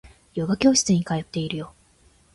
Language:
Japanese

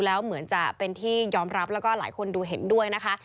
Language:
Thai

